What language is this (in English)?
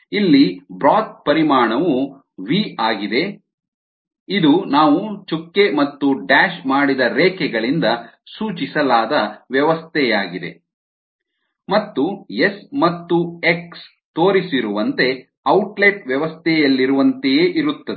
Kannada